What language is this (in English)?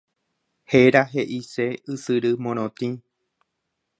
Guarani